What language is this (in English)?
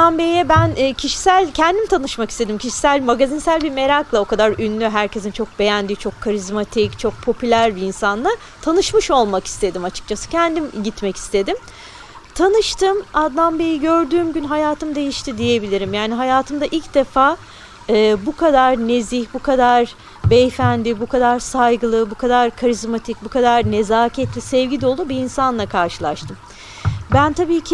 Turkish